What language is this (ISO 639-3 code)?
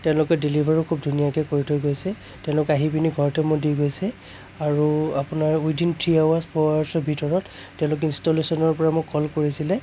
asm